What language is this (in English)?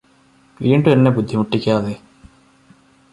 Malayalam